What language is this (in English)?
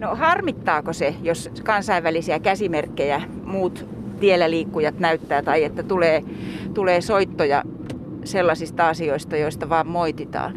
Finnish